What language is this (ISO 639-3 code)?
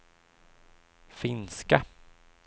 swe